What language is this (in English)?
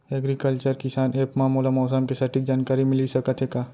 Chhattisgarhi